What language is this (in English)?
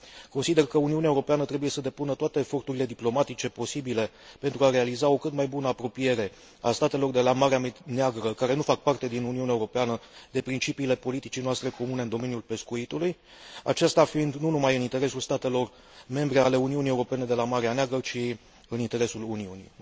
Romanian